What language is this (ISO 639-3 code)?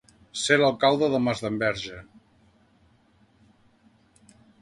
cat